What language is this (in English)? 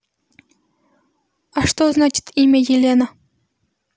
Russian